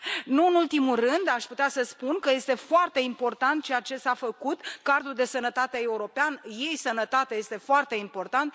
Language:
Romanian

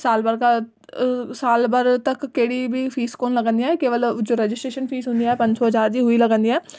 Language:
Sindhi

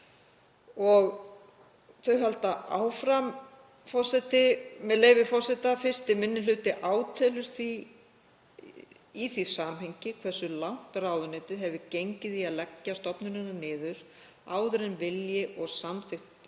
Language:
Icelandic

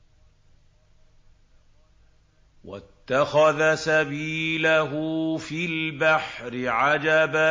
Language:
Arabic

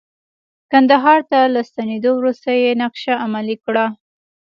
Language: Pashto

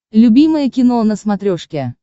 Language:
Russian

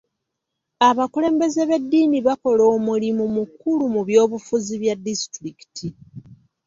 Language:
Ganda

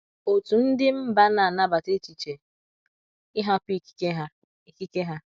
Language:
Igbo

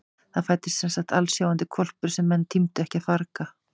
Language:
Icelandic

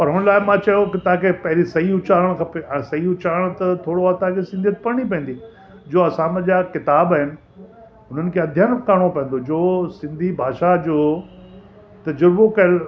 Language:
Sindhi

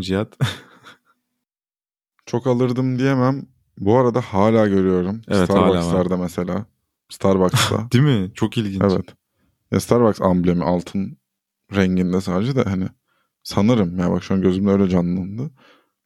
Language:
Turkish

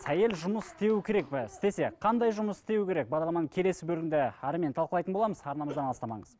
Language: Kazakh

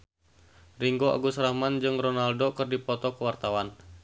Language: Sundanese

